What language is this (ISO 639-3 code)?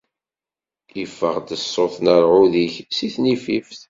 kab